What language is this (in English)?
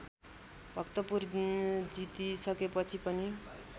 Nepali